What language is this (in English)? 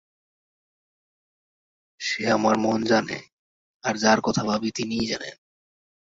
Bangla